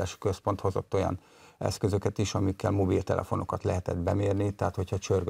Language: Hungarian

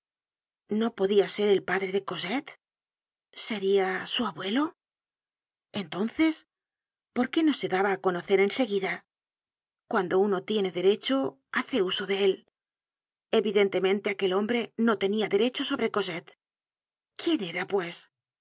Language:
Spanish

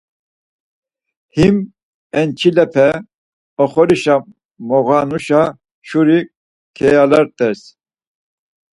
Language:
Laz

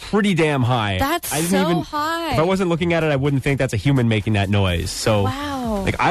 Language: English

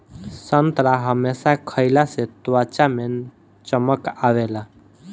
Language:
Bhojpuri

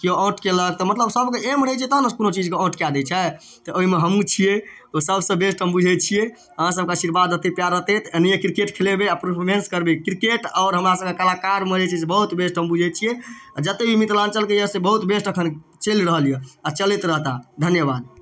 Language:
Maithili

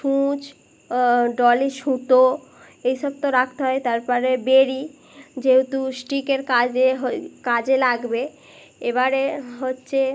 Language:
Bangla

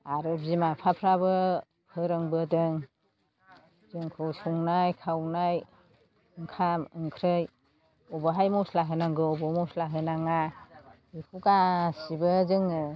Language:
Bodo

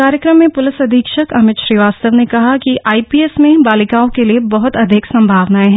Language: Hindi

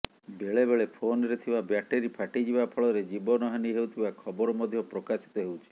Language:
Odia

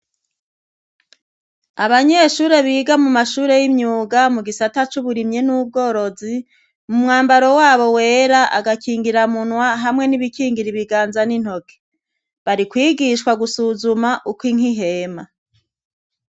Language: Rundi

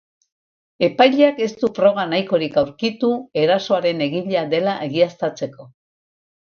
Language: Basque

